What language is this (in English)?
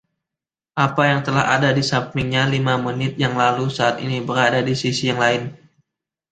Indonesian